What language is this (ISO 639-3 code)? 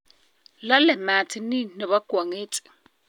kln